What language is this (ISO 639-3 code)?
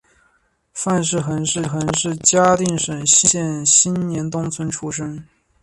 zho